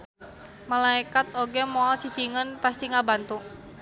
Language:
Sundanese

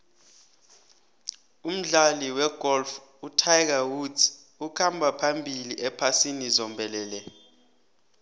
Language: South Ndebele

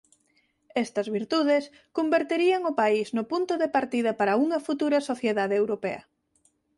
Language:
Galician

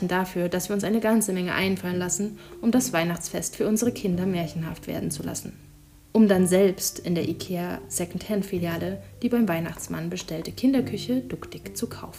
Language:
German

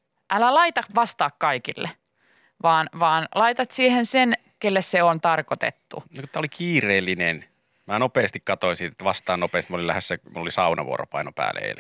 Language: Finnish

